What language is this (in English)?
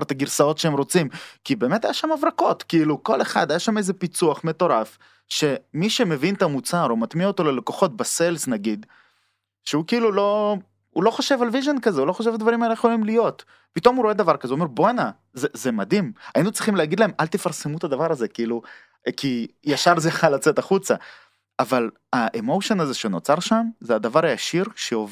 Hebrew